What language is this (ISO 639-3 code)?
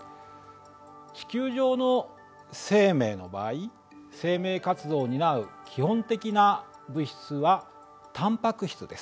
jpn